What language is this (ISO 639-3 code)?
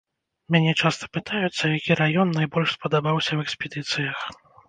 bel